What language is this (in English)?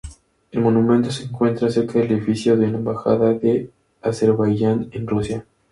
Spanish